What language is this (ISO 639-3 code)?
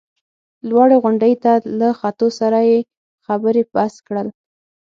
pus